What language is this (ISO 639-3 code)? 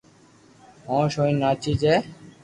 lrk